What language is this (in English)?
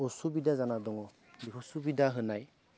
Bodo